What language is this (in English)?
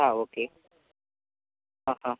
Malayalam